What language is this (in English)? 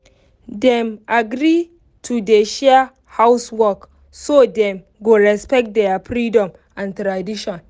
Nigerian Pidgin